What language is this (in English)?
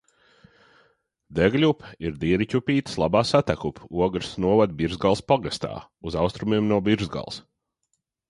Latvian